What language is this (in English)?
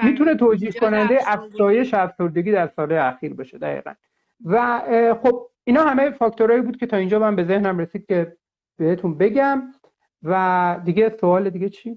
Persian